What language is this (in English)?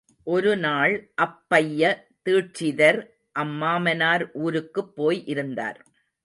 Tamil